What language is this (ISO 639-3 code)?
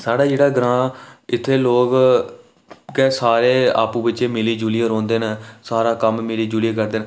doi